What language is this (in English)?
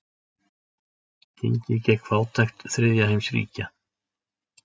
Icelandic